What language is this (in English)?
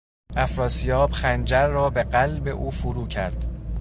Persian